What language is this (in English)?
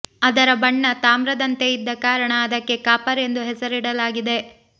Kannada